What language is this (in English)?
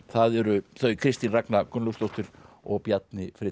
Icelandic